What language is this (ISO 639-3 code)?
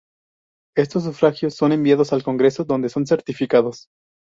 spa